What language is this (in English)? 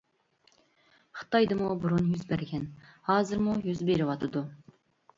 Uyghur